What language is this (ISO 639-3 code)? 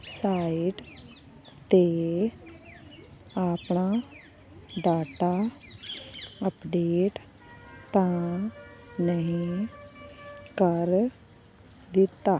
pan